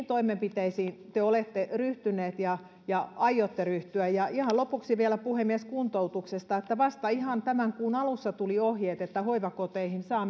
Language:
Finnish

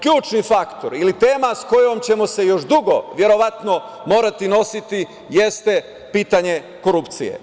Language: Serbian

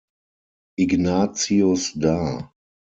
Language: German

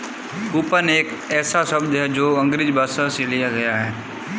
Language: Hindi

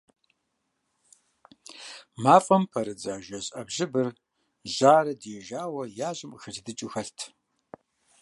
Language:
Kabardian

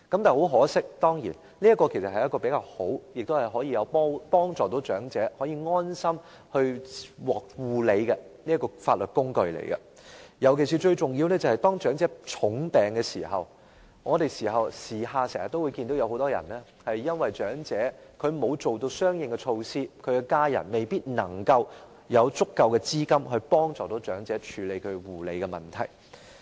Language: Cantonese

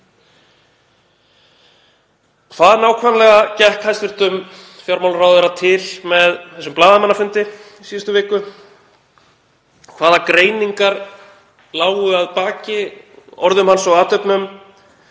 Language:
Icelandic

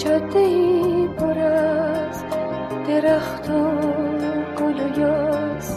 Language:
Persian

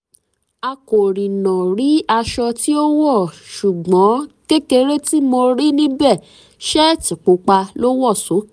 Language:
Yoruba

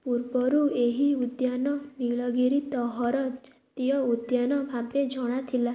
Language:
Odia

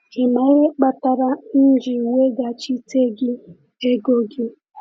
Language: Igbo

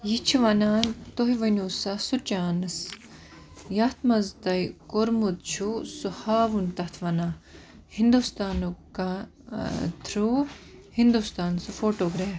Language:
Kashmiri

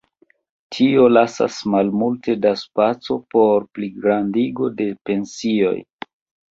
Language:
Esperanto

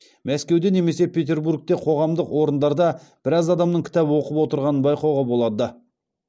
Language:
Kazakh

